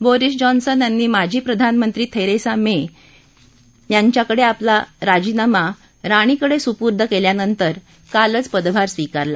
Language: Marathi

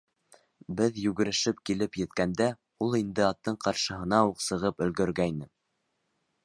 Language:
Bashkir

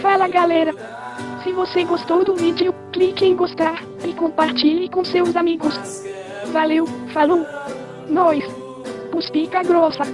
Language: Ukrainian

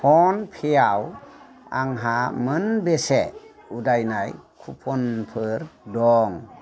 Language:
Bodo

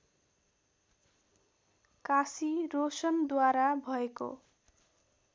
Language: Nepali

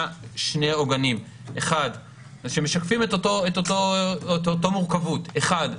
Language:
Hebrew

